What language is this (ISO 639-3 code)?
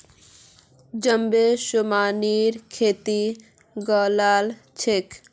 mag